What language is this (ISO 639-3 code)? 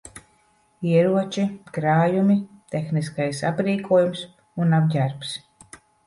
lav